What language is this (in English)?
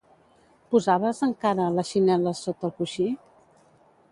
Catalan